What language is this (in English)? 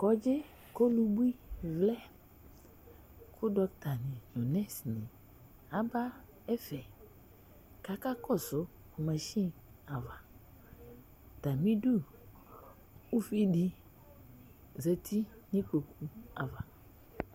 Ikposo